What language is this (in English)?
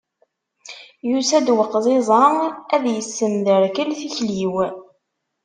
Kabyle